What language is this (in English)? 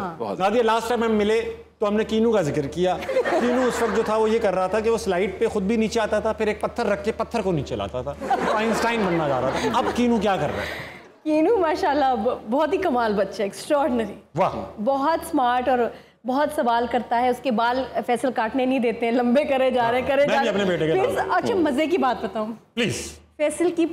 Hindi